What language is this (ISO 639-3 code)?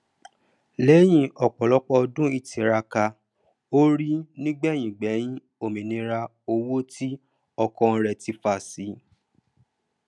yor